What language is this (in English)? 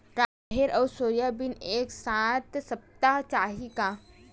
Chhattisgarhi